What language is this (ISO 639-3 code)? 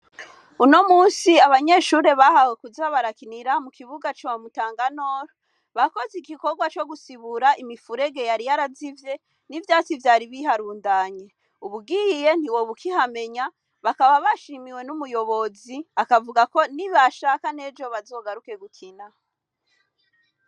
run